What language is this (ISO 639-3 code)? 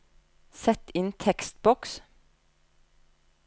nor